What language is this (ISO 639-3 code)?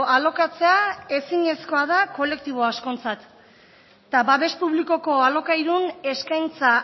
eus